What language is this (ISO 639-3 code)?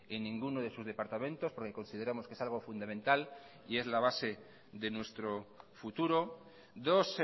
spa